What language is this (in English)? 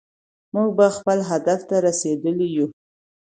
Pashto